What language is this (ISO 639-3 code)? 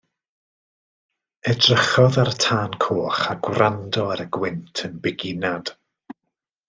cym